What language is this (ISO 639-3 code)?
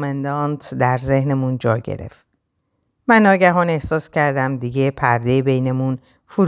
fas